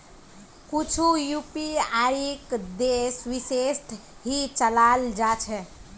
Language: Magahi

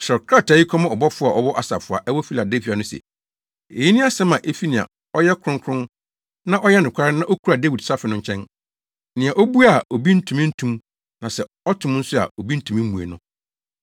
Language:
Akan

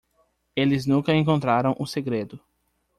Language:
Portuguese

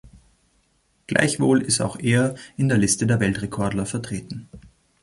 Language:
German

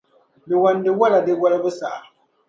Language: Dagbani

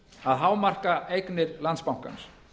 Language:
Icelandic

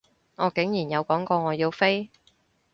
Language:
Cantonese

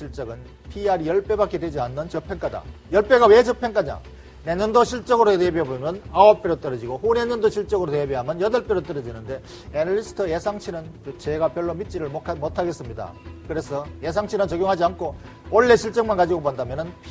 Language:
Korean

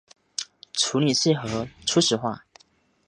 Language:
Chinese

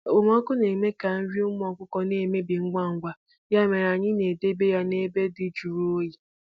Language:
Igbo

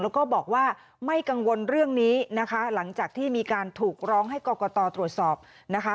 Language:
Thai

